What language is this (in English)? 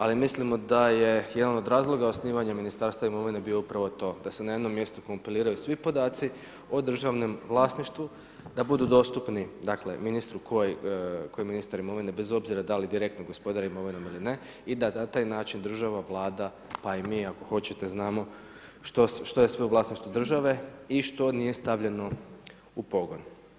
Croatian